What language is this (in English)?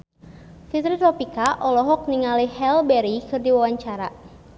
Sundanese